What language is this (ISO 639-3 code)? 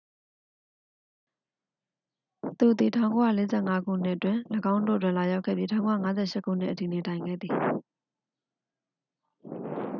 mya